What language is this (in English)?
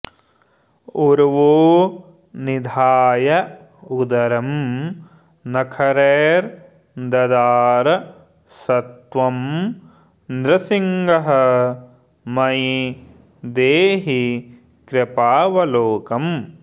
Sanskrit